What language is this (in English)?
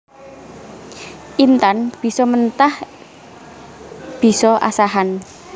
Javanese